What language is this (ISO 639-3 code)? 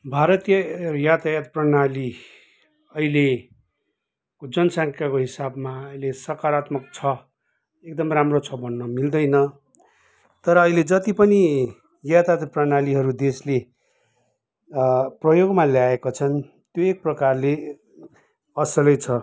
nep